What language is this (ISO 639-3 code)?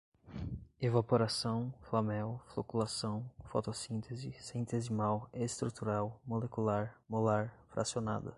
por